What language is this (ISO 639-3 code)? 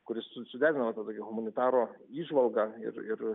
lit